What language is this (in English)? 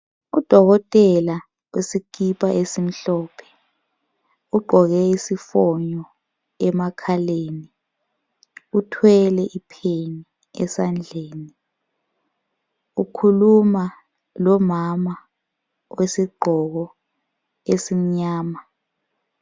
North Ndebele